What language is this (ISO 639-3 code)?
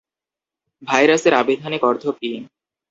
ben